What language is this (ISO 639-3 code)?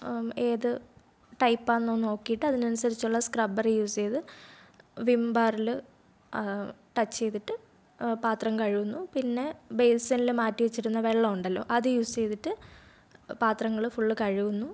mal